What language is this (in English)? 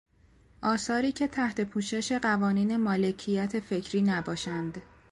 Persian